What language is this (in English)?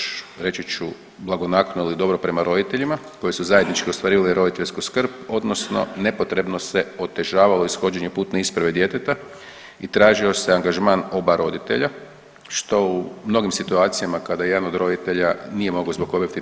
Croatian